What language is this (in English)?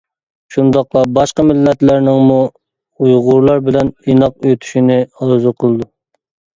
Uyghur